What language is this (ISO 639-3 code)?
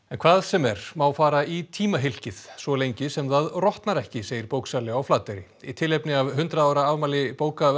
isl